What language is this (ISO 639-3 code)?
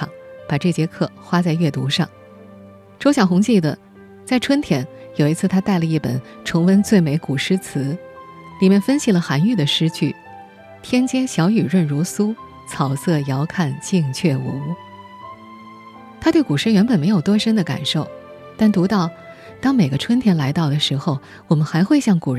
zho